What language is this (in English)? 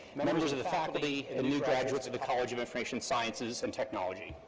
English